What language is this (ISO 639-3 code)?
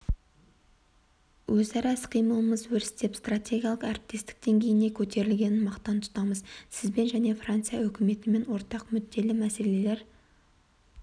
kaz